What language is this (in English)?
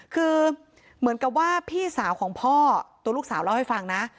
Thai